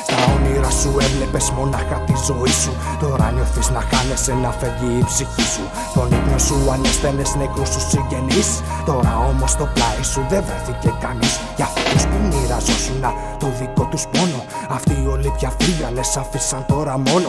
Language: Greek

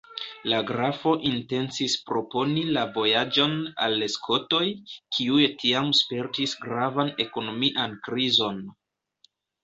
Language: Esperanto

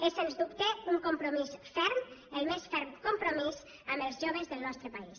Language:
Catalan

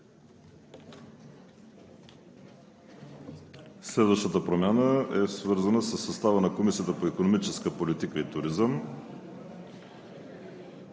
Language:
Bulgarian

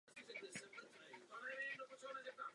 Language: Czech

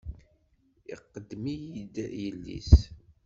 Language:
Kabyle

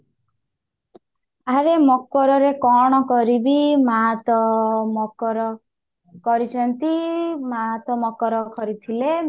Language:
Odia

